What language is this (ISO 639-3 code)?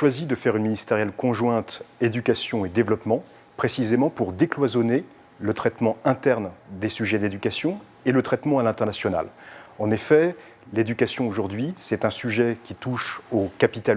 fra